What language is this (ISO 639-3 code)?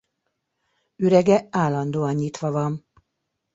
hun